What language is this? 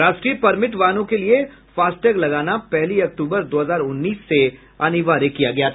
Hindi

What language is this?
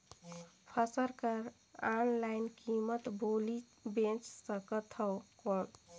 Chhattisgarhi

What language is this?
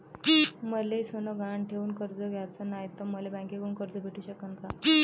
Marathi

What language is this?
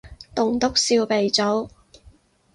Cantonese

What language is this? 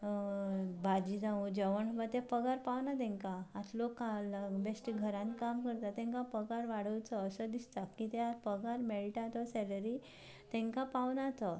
Konkani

